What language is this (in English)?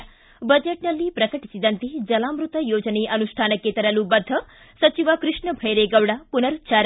Kannada